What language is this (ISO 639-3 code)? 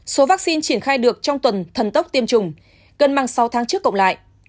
vie